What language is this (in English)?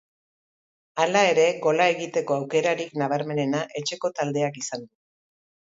Basque